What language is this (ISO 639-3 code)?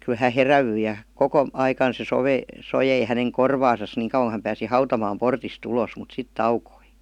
fin